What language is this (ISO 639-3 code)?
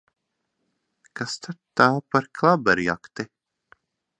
lav